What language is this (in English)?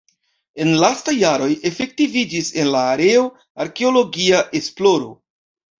Esperanto